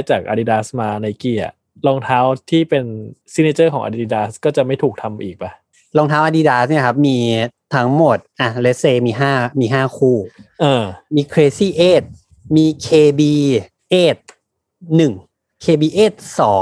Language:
Thai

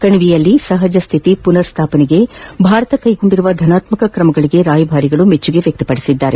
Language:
Kannada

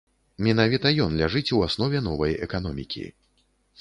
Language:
Belarusian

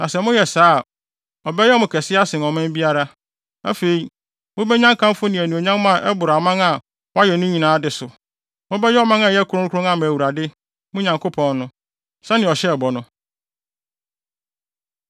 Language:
Akan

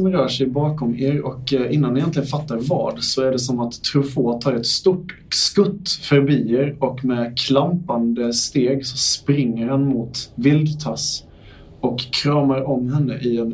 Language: Swedish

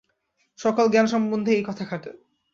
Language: Bangla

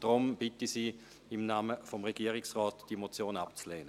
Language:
Swiss German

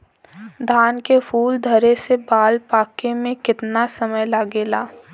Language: Bhojpuri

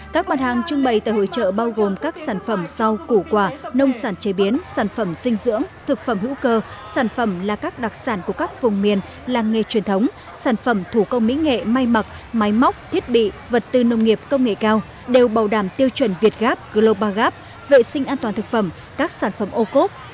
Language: Vietnamese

